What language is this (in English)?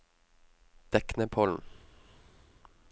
Norwegian